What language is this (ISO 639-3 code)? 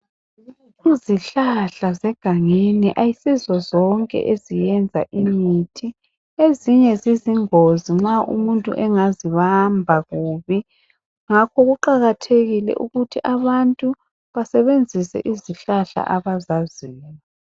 nde